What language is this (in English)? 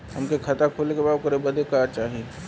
Bhojpuri